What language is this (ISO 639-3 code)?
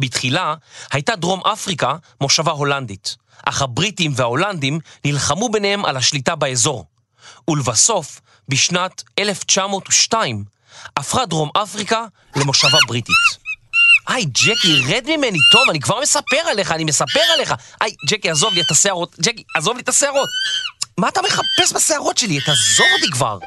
heb